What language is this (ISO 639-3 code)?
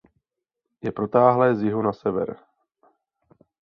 ces